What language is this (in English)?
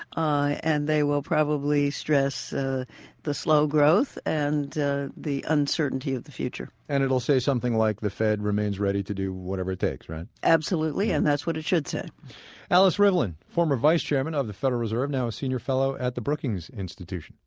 English